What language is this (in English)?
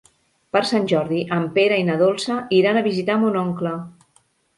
Catalan